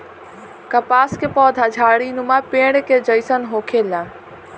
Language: Bhojpuri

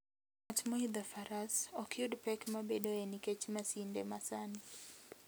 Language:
Luo (Kenya and Tanzania)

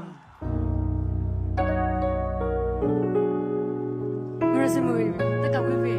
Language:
Vietnamese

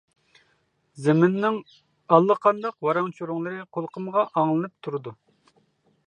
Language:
Uyghur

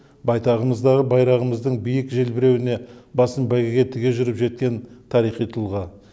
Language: Kazakh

